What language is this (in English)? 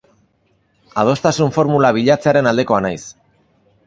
Basque